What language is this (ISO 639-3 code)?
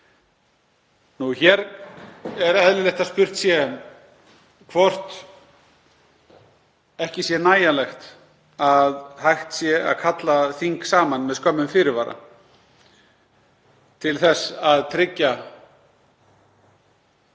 isl